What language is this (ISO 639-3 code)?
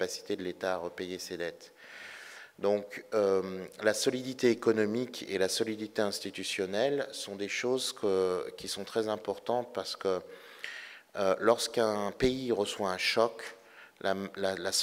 fra